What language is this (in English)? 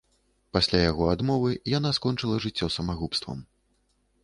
Belarusian